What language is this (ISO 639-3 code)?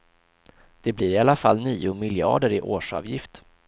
swe